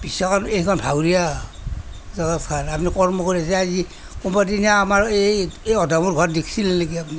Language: Assamese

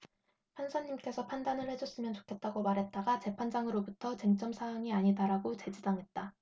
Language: Korean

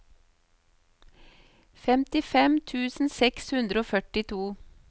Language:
Norwegian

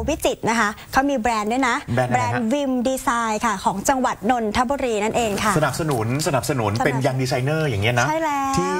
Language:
Thai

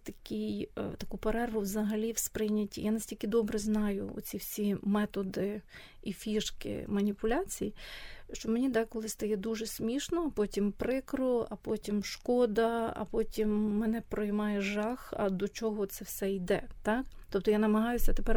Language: Ukrainian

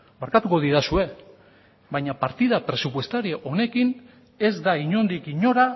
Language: Basque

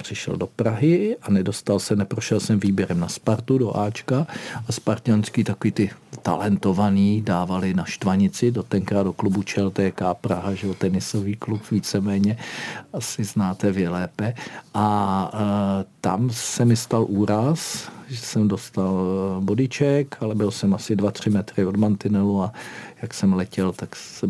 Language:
Czech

